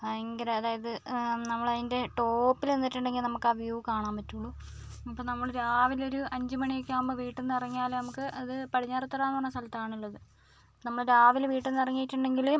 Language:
Malayalam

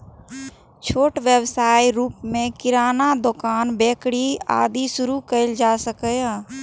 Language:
Maithili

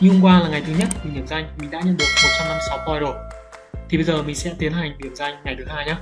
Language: Vietnamese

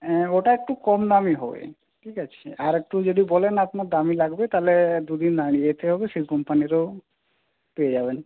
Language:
Bangla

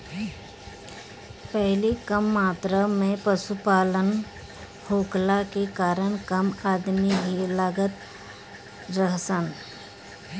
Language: Bhojpuri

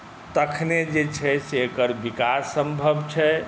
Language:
Maithili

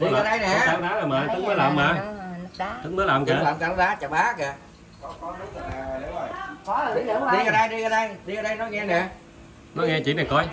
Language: Vietnamese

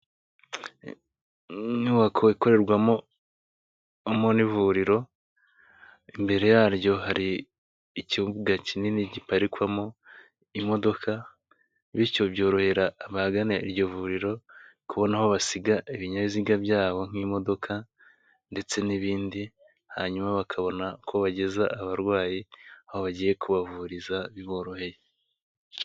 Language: Kinyarwanda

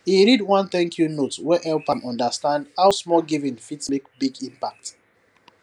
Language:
Nigerian Pidgin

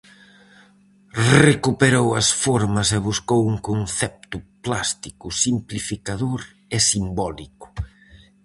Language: Galician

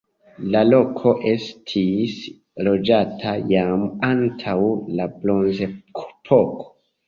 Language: Esperanto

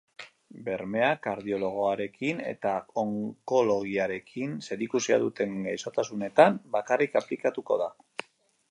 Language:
Basque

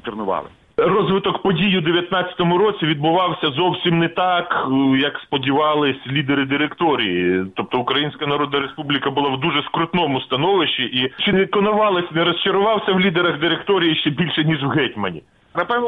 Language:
Ukrainian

